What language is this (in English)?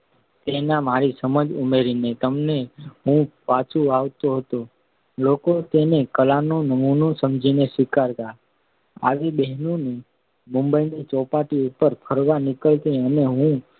Gujarati